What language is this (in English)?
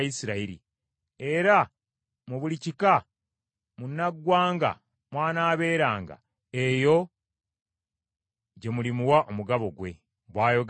Ganda